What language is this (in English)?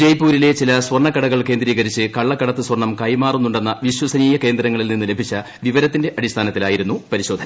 Malayalam